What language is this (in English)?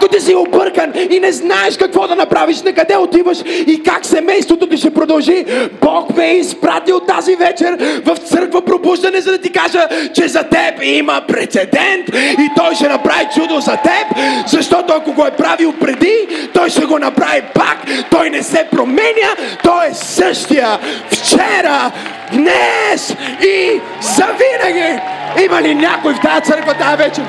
Bulgarian